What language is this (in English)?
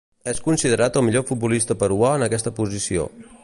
Catalan